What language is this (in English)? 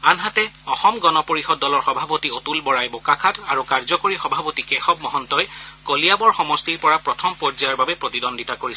Assamese